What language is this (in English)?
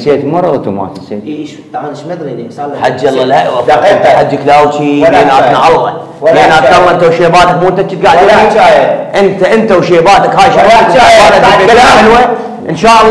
Arabic